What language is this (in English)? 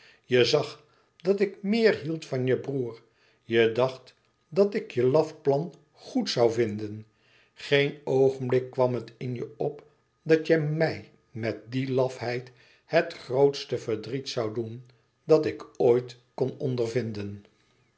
Dutch